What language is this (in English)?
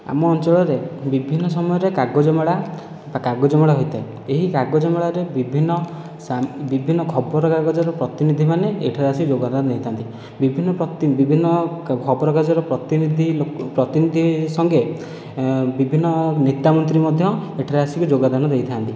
Odia